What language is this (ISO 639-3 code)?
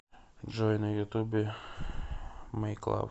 rus